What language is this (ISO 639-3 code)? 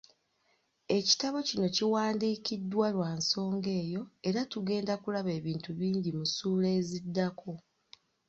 lug